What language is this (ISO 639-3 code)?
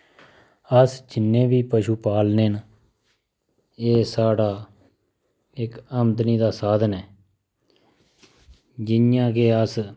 doi